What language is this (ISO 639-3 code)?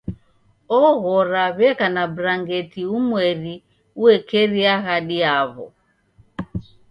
dav